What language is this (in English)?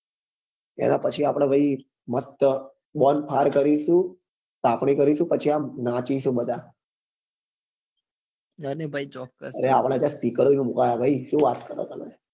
Gujarati